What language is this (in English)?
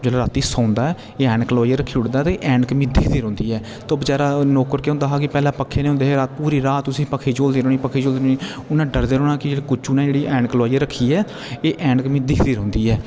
Dogri